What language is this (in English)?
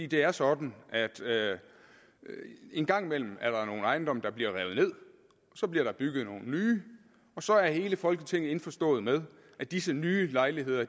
Danish